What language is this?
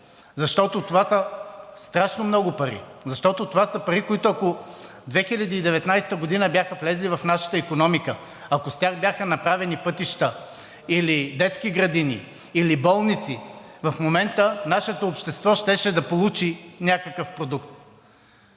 Bulgarian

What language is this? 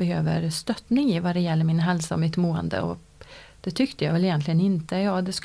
Swedish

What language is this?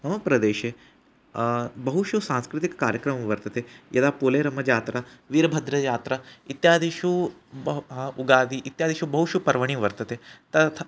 Sanskrit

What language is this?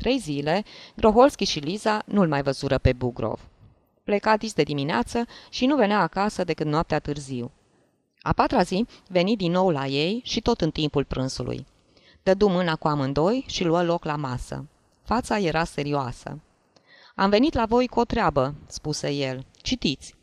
Romanian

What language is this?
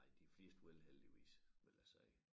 Danish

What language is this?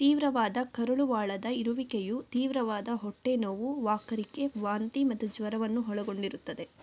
Kannada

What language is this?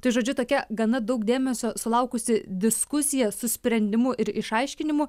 Lithuanian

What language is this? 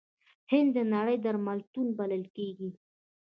Pashto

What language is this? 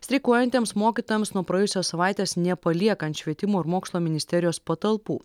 Lithuanian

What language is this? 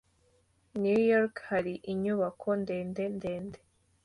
Kinyarwanda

